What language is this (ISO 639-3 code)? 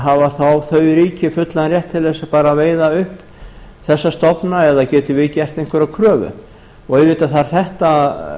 isl